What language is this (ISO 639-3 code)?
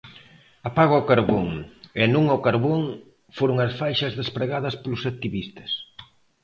glg